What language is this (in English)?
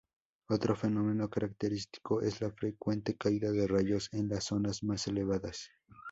Spanish